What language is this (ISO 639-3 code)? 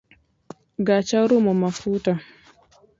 luo